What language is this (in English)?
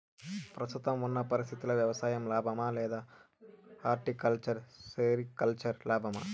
Telugu